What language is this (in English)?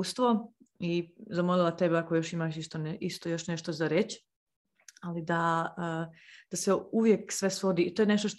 Croatian